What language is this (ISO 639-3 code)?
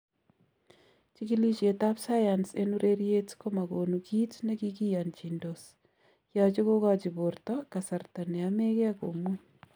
kln